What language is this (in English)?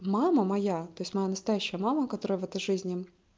Russian